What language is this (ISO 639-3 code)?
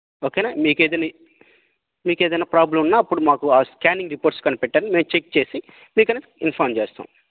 tel